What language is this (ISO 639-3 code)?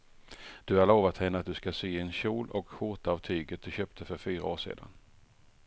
swe